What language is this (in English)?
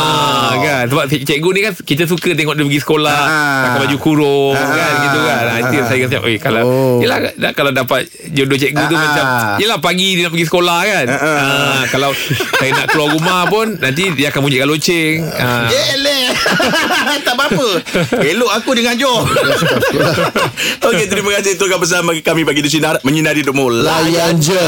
Malay